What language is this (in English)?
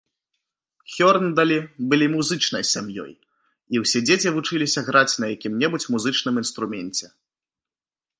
Belarusian